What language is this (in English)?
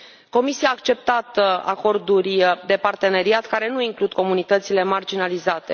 Romanian